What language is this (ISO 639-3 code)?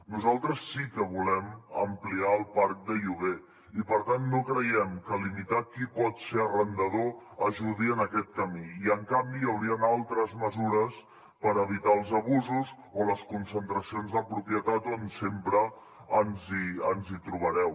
cat